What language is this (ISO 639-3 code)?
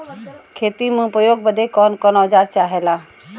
bho